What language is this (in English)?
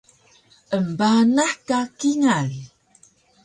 Taroko